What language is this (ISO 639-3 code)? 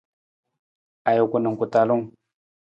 nmz